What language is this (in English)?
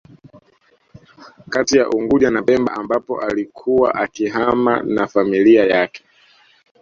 Swahili